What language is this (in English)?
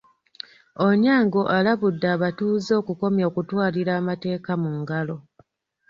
Ganda